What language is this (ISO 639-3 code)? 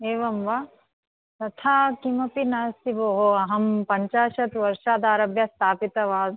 san